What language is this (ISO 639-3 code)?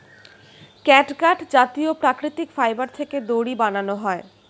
ben